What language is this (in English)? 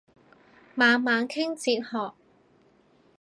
Cantonese